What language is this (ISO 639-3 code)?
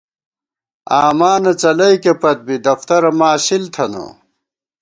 gwt